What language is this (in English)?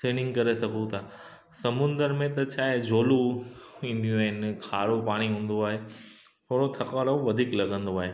Sindhi